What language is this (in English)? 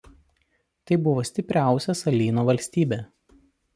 Lithuanian